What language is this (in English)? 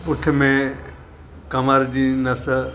Sindhi